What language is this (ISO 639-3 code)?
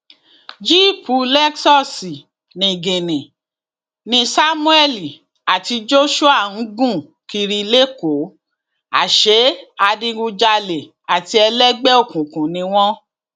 yor